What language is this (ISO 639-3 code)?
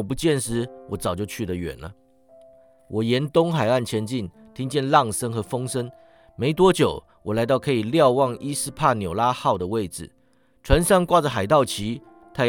zho